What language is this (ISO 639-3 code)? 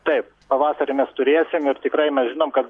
lit